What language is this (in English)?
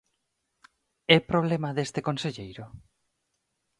Galician